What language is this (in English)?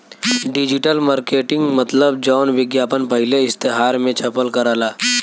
Bhojpuri